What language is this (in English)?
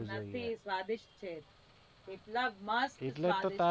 Gujarati